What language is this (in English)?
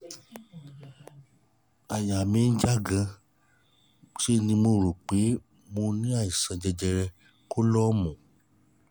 Yoruba